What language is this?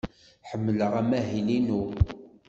Kabyle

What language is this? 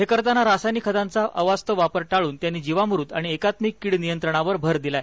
Marathi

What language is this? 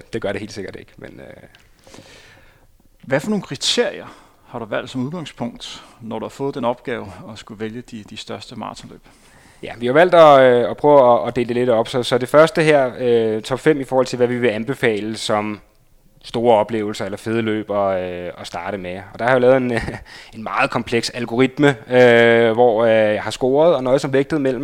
Danish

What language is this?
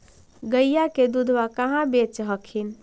Magahi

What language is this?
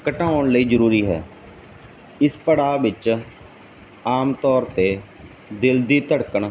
Punjabi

